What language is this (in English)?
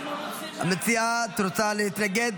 Hebrew